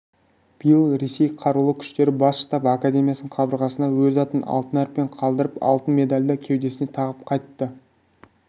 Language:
Kazakh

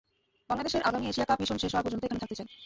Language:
Bangla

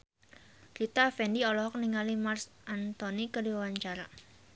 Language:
Sundanese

